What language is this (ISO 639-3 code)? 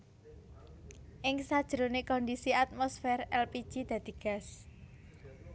jav